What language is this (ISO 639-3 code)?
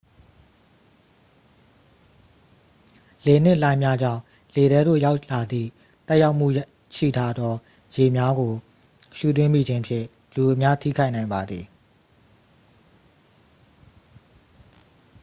mya